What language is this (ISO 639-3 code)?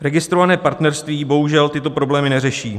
ces